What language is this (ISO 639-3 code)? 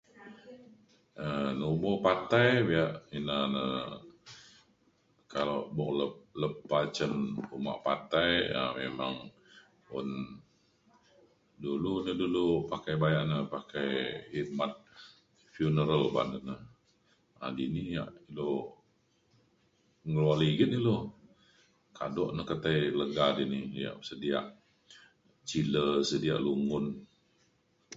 xkl